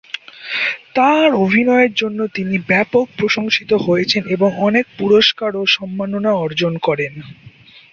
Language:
Bangla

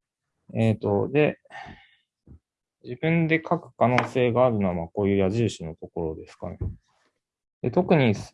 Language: Japanese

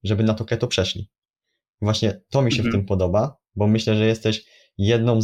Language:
Polish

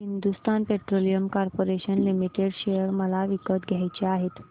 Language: Marathi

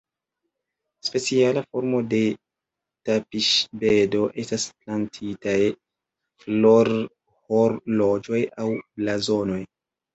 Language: Esperanto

